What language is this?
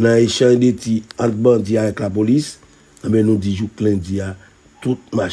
French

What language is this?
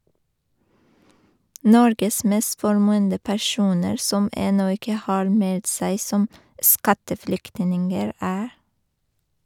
Norwegian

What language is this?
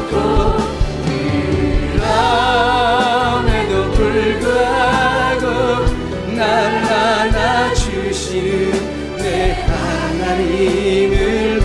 Korean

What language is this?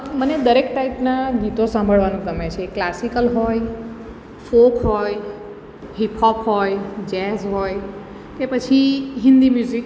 Gujarati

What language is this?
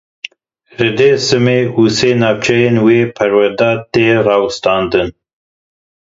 Kurdish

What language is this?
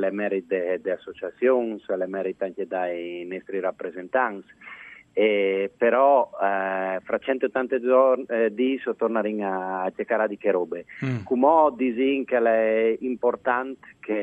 Italian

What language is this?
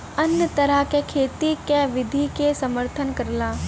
Bhojpuri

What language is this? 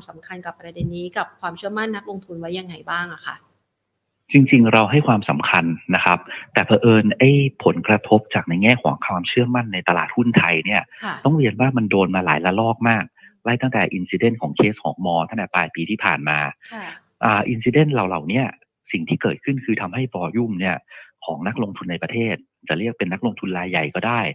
Thai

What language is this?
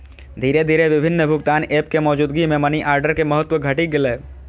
Maithili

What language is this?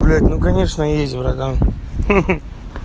Russian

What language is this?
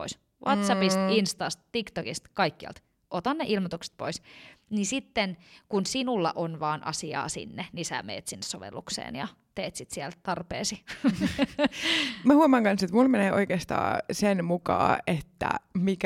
Finnish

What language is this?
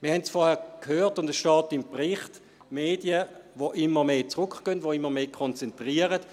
Swiss German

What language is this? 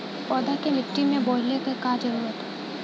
Bhojpuri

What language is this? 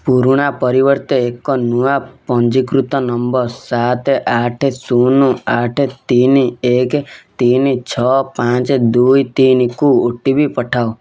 Odia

